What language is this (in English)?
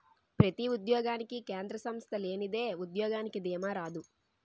Telugu